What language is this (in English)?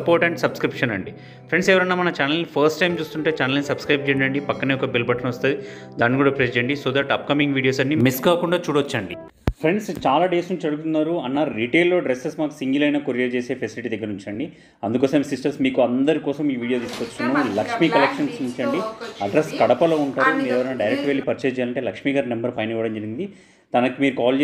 Hindi